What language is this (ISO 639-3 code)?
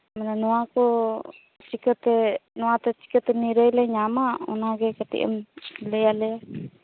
sat